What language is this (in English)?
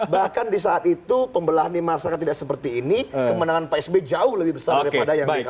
Indonesian